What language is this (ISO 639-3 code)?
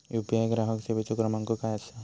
mar